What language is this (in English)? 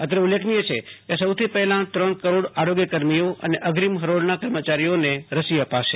Gujarati